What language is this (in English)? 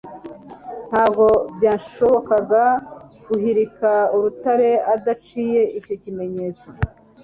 Kinyarwanda